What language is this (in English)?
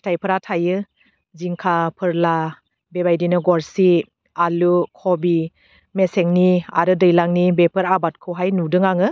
Bodo